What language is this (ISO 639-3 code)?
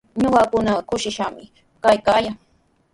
qws